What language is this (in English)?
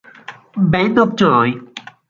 Italian